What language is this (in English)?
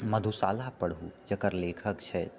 Maithili